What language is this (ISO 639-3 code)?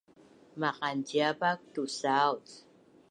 bnn